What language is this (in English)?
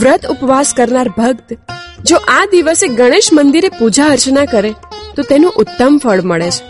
Gujarati